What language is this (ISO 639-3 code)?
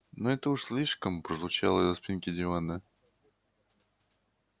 rus